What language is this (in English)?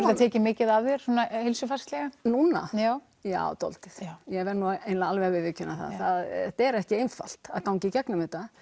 Icelandic